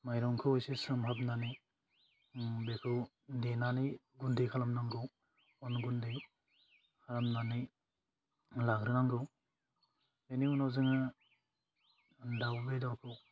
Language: Bodo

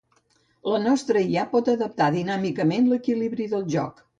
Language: Catalan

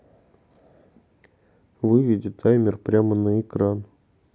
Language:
Russian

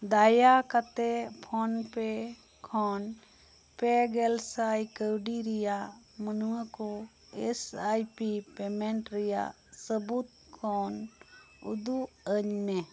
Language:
Santali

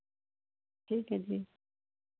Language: Punjabi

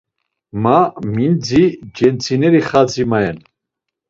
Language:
Laz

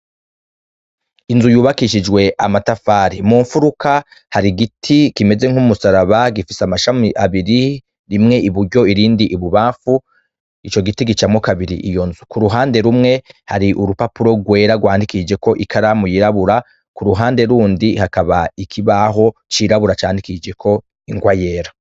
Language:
Rundi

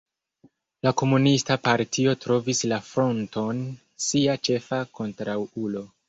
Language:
Esperanto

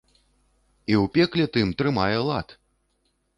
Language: Belarusian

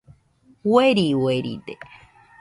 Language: Nüpode Huitoto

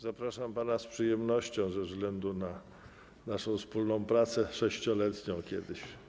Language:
Polish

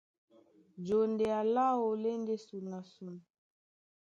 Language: Duala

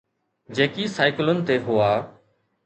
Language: Sindhi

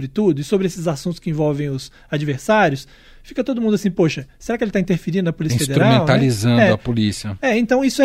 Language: Portuguese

